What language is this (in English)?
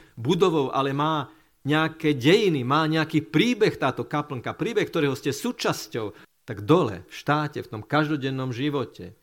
Slovak